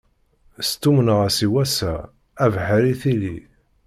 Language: Kabyle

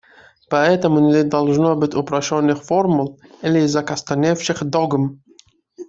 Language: Russian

